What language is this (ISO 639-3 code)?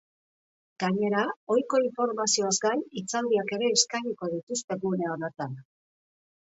eus